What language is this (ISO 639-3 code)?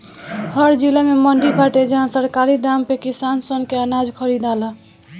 bho